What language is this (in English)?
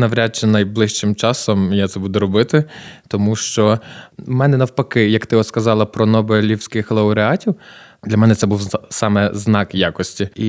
Ukrainian